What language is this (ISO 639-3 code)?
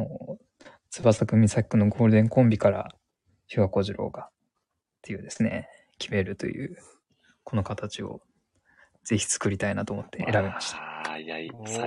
jpn